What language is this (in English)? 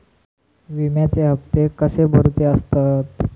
Marathi